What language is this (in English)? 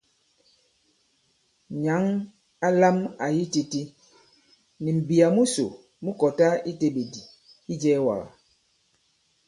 Bankon